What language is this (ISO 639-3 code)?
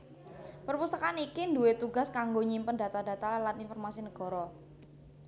jav